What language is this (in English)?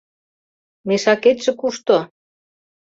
Mari